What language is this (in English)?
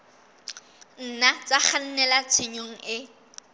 Southern Sotho